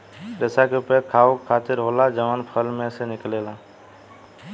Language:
Bhojpuri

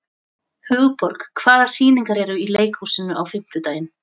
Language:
Icelandic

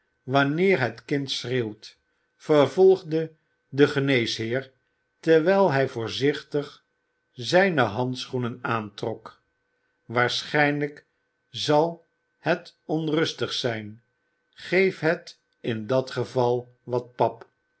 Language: Dutch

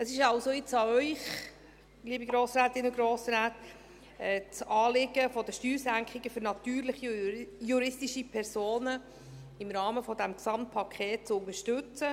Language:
Swiss German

